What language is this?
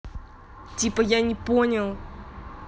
Russian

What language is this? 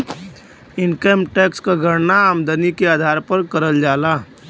Bhojpuri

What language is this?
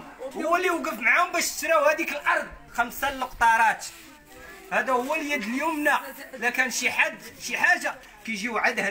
Arabic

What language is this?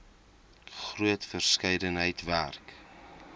Afrikaans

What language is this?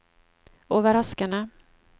Norwegian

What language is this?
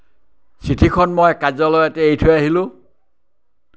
Assamese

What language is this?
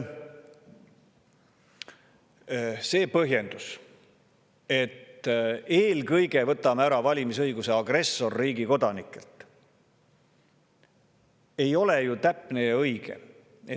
Estonian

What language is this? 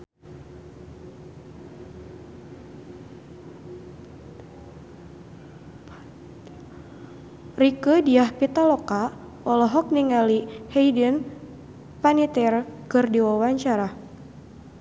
Sundanese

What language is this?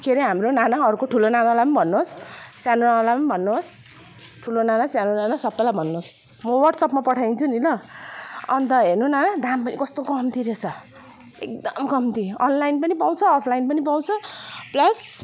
Nepali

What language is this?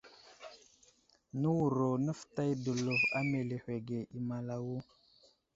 Wuzlam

